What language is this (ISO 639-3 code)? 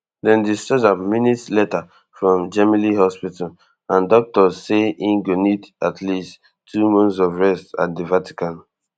pcm